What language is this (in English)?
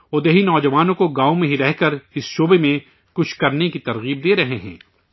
Urdu